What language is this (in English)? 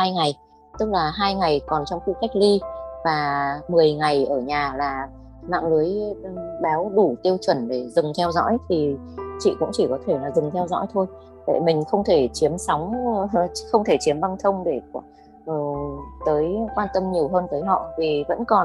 Vietnamese